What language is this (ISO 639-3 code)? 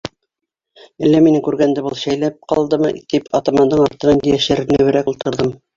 bak